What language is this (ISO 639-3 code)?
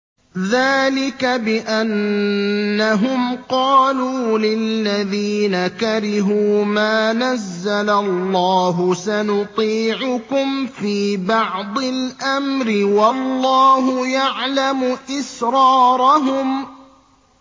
ara